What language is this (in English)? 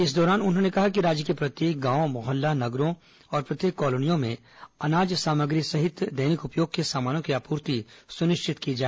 Hindi